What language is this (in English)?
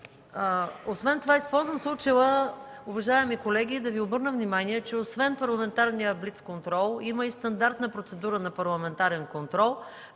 Bulgarian